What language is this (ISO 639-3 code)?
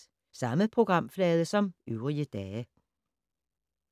dan